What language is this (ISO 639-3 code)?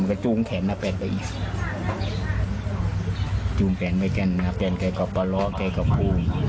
tha